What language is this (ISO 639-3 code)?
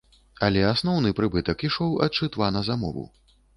bel